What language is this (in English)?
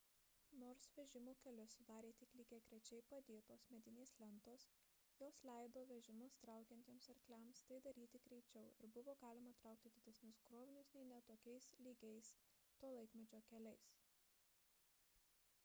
Lithuanian